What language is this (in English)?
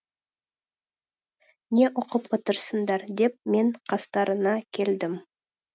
Kazakh